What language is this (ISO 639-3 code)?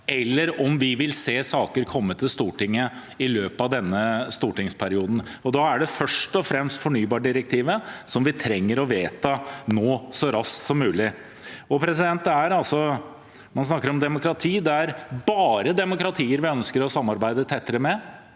nor